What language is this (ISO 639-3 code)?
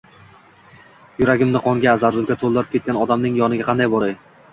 uzb